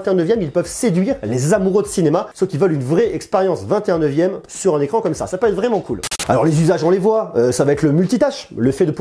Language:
French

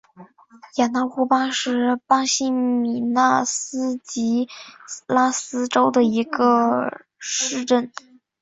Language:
Chinese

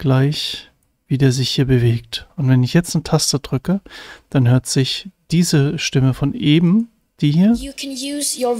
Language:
German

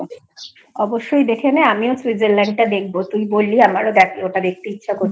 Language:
Bangla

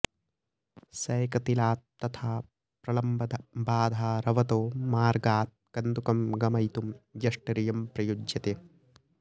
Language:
Sanskrit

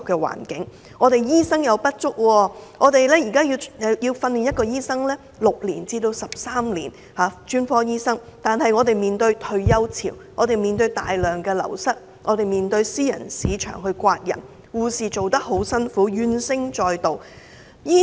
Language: Cantonese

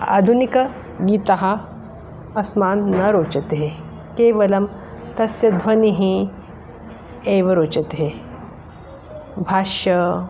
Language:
Sanskrit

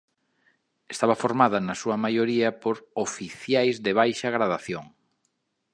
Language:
Galician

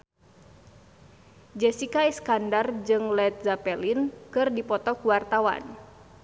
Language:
Sundanese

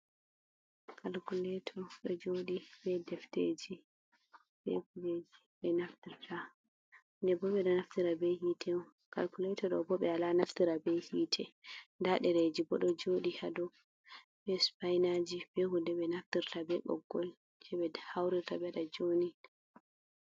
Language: Fula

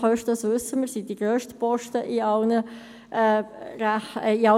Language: Swiss German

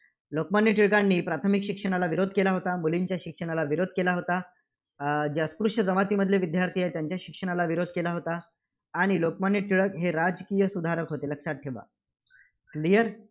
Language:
Marathi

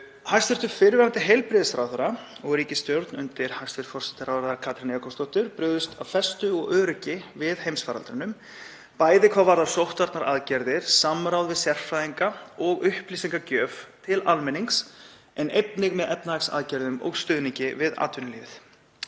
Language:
Icelandic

